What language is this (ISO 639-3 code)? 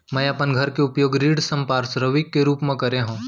hne